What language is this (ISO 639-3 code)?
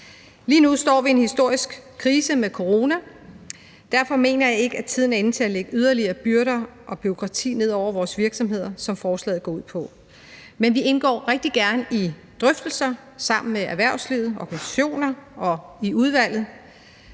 dan